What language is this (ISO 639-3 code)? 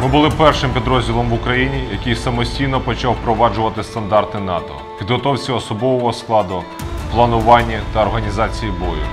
ukr